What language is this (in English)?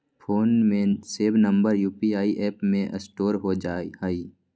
Magahi